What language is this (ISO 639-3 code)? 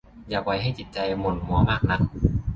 tha